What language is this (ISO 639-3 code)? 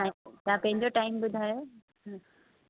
snd